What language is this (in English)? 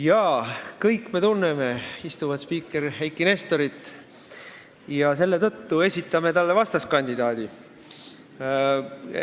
Estonian